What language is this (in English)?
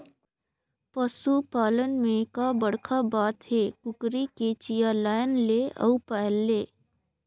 Chhattisgarhi